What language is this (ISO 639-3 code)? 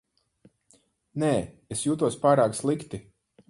lav